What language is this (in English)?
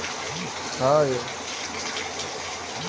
Maithili